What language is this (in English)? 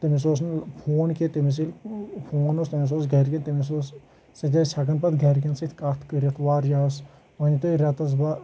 Kashmiri